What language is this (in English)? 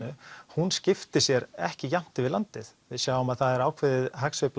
Icelandic